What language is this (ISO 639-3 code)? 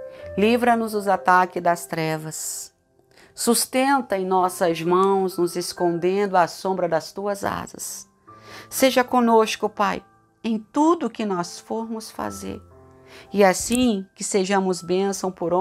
por